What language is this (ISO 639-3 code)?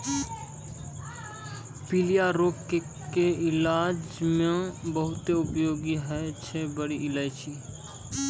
mai